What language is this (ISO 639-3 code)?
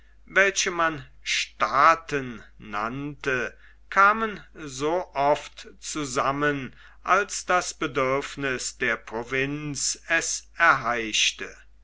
deu